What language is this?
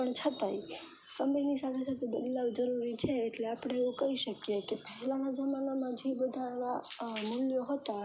Gujarati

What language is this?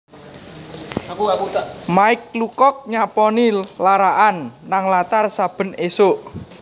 Javanese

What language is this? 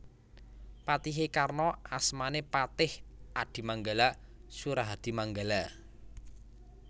Javanese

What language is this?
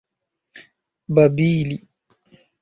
Esperanto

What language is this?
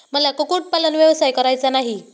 Marathi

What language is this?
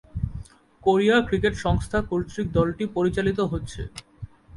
Bangla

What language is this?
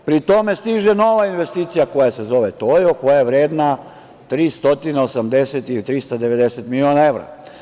Serbian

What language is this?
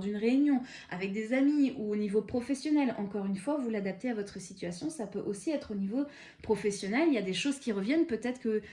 French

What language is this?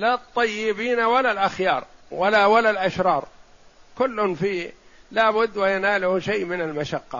Arabic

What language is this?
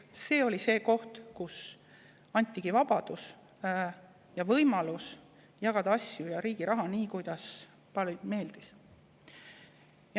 Estonian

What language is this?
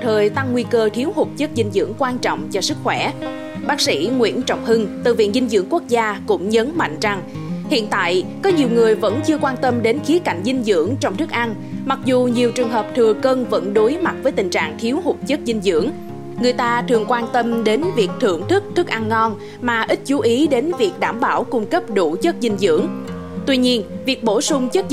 Vietnamese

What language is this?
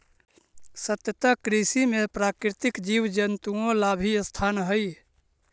Magahi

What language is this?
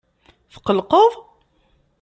Kabyle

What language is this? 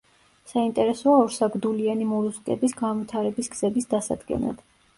Georgian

